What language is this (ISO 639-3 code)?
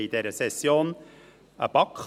gsw